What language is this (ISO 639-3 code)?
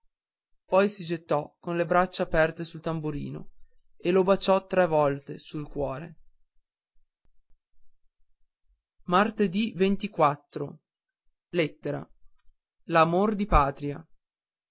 ita